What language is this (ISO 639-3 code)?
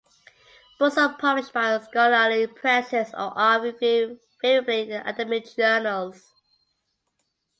eng